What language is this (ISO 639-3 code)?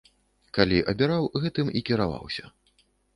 bel